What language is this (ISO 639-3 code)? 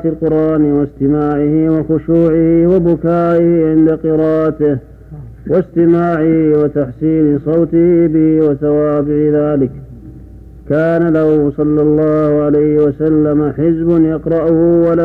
ara